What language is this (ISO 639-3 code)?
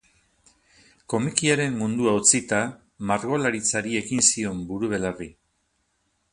eus